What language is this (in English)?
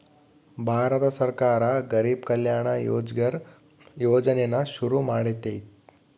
Kannada